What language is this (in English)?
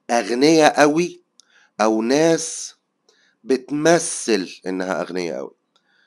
Arabic